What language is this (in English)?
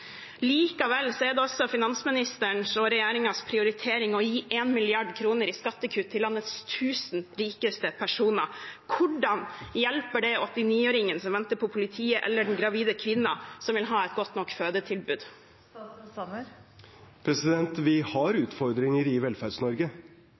Norwegian Bokmål